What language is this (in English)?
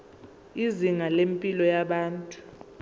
Zulu